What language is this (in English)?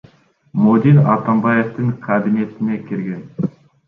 Kyrgyz